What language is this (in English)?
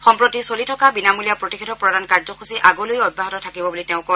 Assamese